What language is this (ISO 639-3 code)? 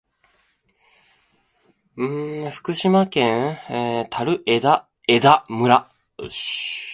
jpn